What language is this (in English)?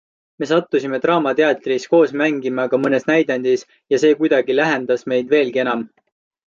Estonian